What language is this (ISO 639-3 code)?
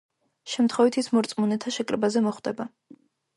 kat